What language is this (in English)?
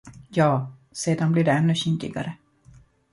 Swedish